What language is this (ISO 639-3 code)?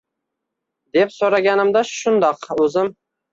uzb